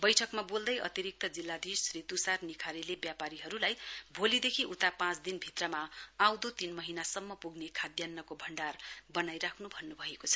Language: Nepali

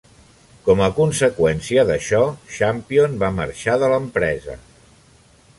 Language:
Catalan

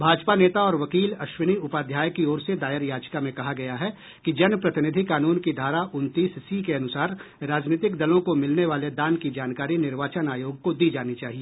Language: Hindi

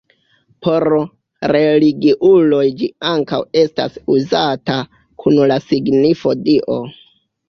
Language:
Esperanto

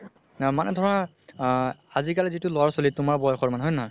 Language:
Assamese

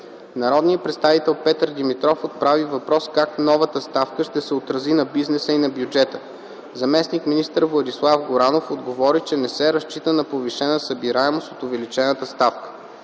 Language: Bulgarian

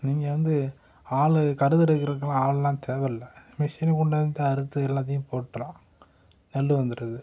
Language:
Tamil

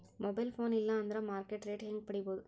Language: Kannada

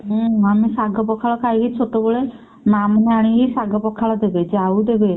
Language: Odia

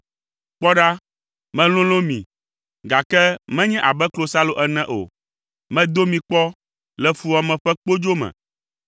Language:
Ewe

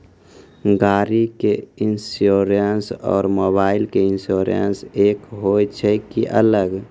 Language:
Maithili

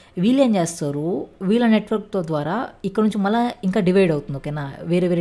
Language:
English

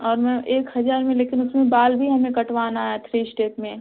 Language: Hindi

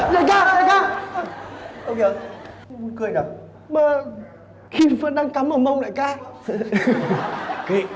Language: Vietnamese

